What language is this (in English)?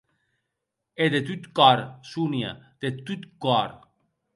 Occitan